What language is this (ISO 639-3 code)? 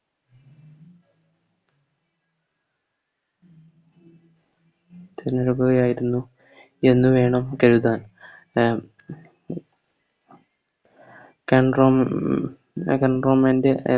mal